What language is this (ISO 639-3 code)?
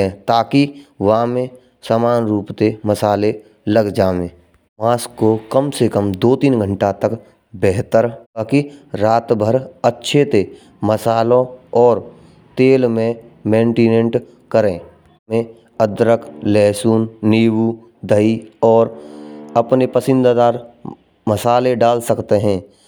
bra